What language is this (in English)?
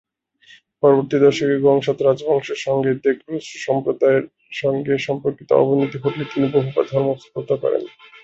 Bangla